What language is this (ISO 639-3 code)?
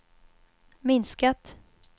swe